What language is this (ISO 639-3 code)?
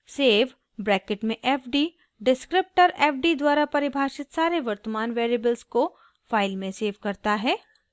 hin